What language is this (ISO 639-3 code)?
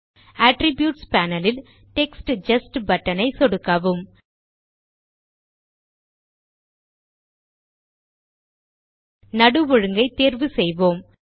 tam